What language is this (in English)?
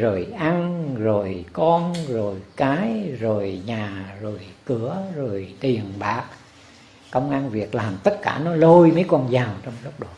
Vietnamese